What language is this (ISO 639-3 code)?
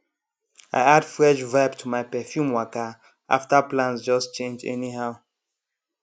pcm